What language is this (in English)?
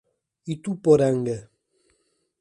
Portuguese